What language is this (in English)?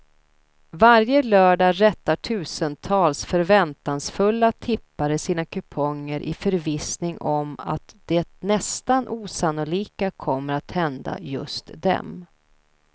Swedish